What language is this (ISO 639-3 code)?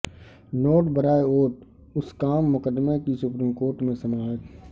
urd